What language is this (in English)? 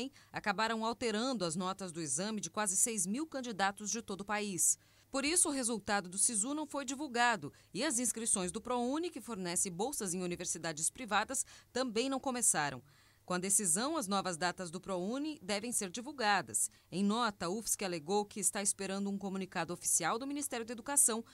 Portuguese